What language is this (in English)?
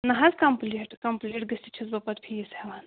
Kashmiri